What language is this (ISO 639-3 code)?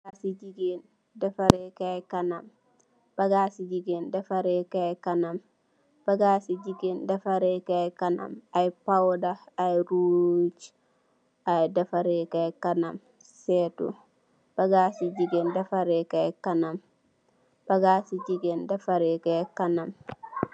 wol